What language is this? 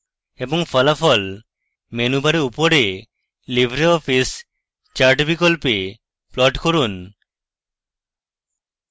Bangla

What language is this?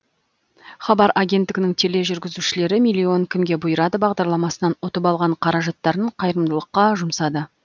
Kazakh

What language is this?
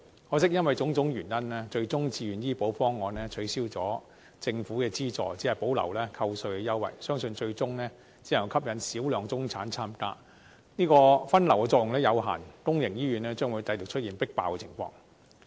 Cantonese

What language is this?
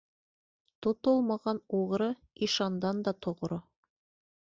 Bashkir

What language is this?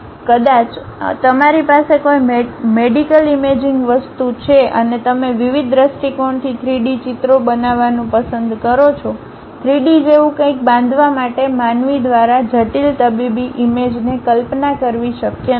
Gujarati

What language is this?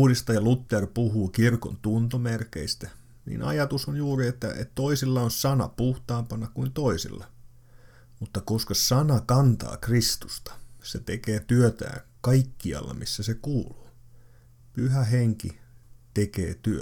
Finnish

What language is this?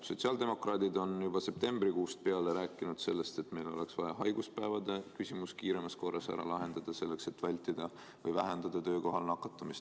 Estonian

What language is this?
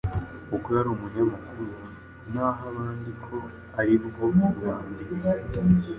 Kinyarwanda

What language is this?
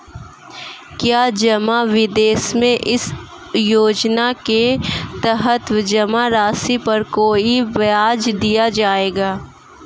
Hindi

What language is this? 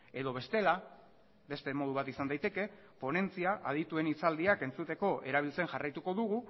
Basque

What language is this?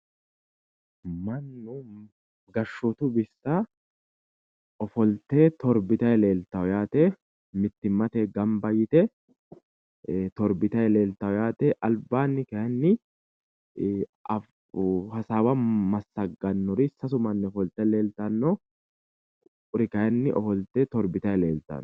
Sidamo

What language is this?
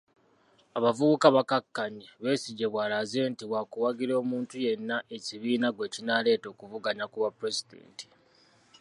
Ganda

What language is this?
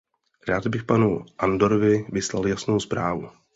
Czech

